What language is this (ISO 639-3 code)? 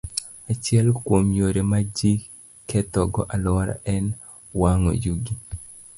luo